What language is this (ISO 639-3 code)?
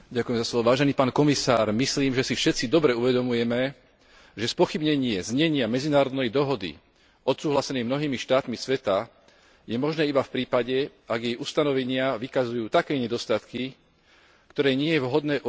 slk